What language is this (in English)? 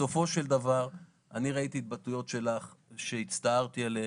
Hebrew